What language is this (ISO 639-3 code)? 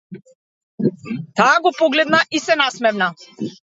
mkd